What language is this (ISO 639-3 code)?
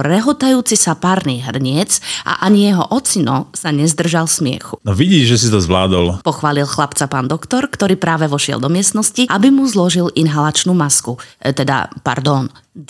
slk